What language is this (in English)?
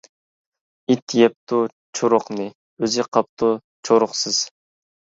Uyghur